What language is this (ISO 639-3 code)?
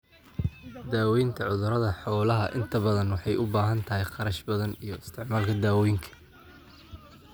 som